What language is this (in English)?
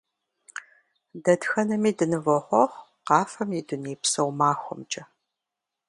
Kabardian